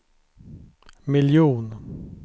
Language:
Swedish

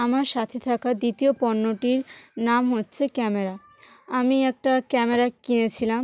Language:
Bangla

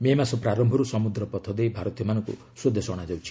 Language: Odia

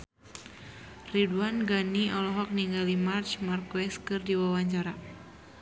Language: Sundanese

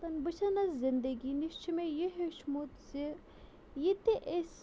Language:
Kashmiri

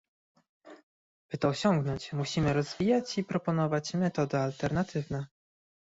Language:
Polish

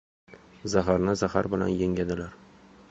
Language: Uzbek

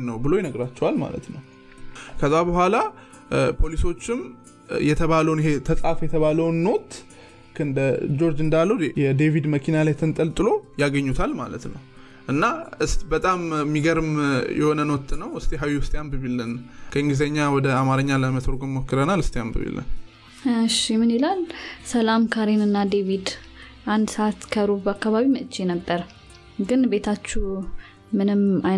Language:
Amharic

